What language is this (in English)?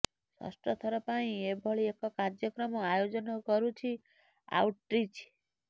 Odia